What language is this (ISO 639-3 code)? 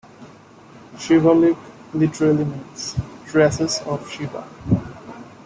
eng